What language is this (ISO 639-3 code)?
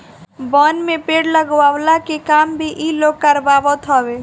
bho